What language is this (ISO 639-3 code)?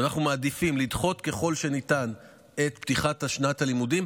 heb